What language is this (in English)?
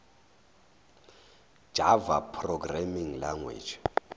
Zulu